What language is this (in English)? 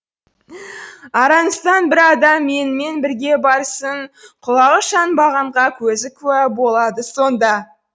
Kazakh